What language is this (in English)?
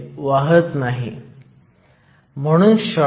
Marathi